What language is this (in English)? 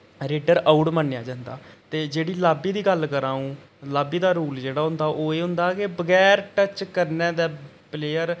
Dogri